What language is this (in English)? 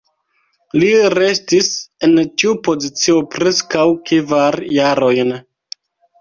Esperanto